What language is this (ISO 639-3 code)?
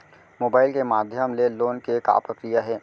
hne